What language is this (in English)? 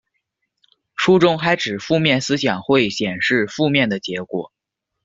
Chinese